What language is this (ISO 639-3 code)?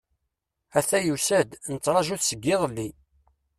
kab